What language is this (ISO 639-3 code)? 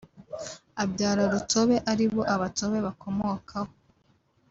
kin